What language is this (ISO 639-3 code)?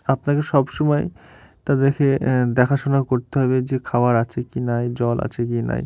ben